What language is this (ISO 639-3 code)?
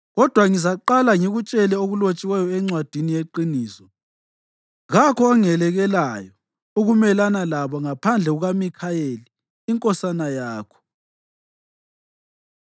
nde